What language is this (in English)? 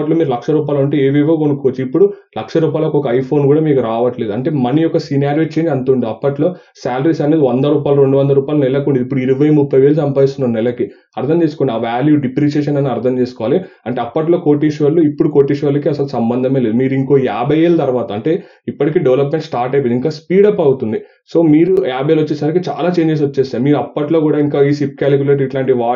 Telugu